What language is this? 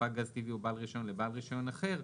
Hebrew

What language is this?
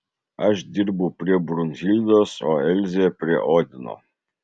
Lithuanian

